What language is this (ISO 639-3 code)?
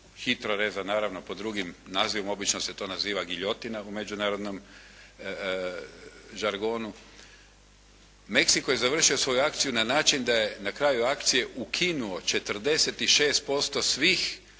hrv